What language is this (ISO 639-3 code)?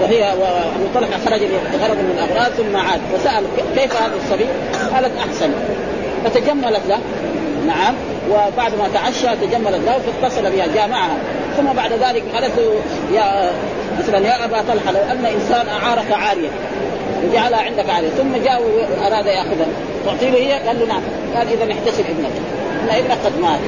ara